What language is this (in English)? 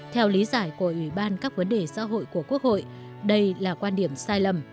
Vietnamese